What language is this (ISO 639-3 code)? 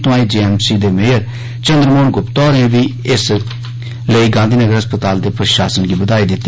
doi